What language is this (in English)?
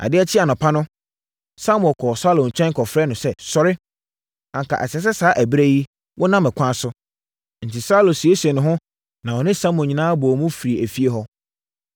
Akan